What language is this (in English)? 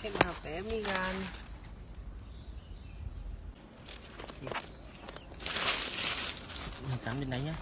Vietnamese